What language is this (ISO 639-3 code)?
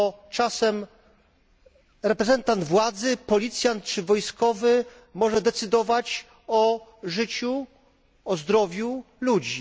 pol